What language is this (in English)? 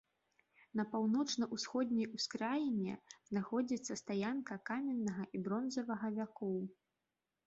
Belarusian